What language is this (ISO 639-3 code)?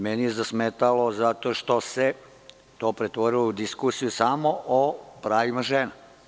srp